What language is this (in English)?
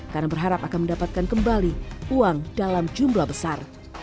Indonesian